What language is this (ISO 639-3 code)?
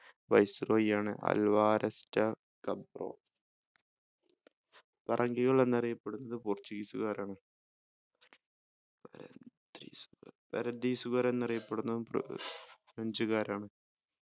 mal